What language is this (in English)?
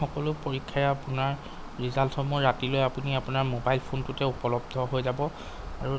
Assamese